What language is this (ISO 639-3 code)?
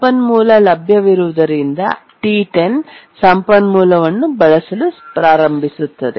kan